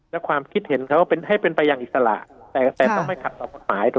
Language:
Thai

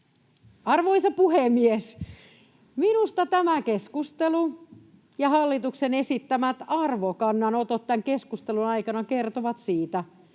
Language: Finnish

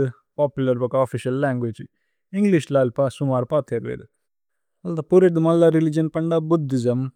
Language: Tulu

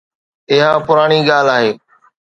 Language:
Sindhi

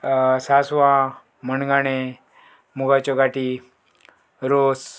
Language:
Konkani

